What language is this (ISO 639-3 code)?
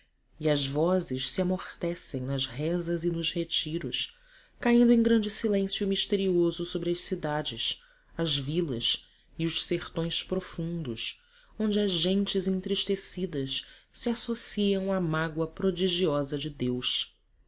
por